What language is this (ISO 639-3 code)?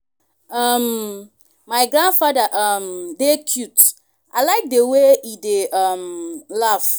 pcm